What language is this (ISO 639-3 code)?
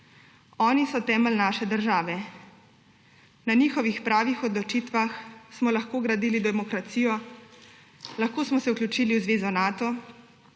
slv